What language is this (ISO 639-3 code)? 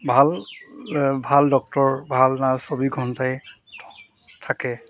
asm